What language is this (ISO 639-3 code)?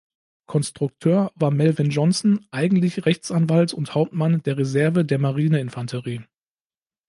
deu